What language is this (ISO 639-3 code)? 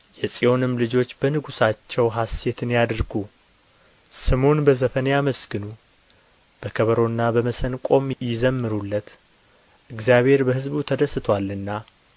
amh